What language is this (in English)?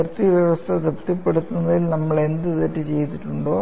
Malayalam